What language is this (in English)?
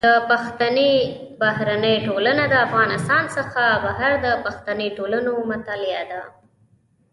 Pashto